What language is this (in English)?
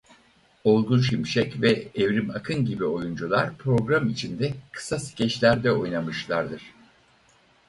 Turkish